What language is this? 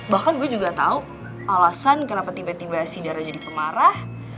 Indonesian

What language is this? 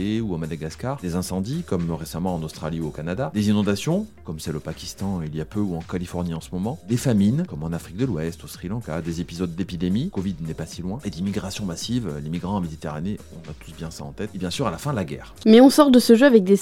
French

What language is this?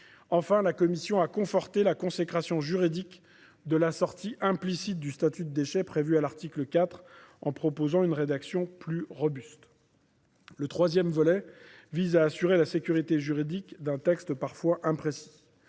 French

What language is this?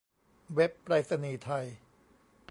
Thai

